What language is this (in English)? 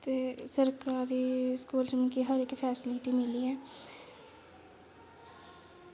Dogri